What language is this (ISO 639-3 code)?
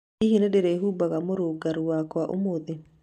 kik